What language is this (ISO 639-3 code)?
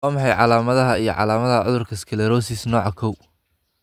som